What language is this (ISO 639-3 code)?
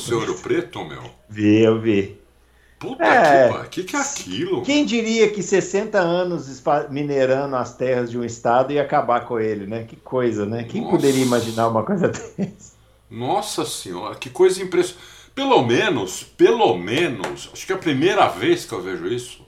por